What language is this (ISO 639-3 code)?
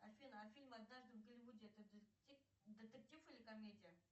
rus